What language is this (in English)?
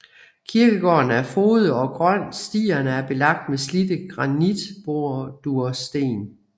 Danish